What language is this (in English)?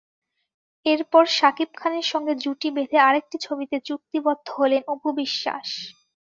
Bangla